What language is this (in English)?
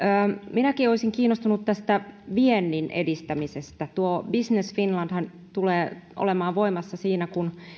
Finnish